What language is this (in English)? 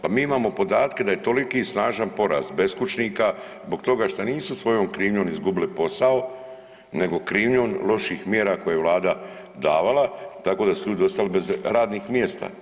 Croatian